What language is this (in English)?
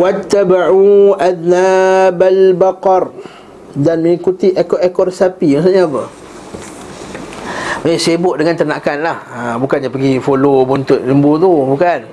Malay